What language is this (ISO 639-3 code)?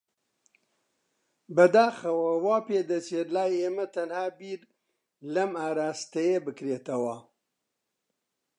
ckb